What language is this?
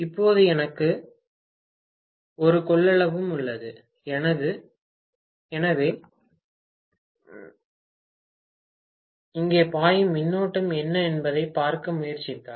Tamil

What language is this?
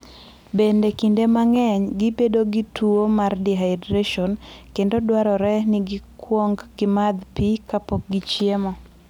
Luo (Kenya and Tanzania)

